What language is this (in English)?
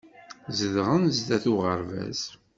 Kabyle